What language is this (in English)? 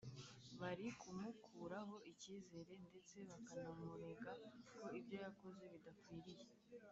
Kinyarwanda